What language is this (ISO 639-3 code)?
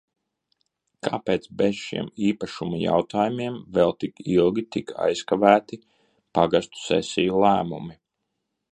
lav